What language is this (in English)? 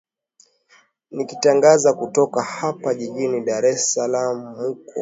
Swahili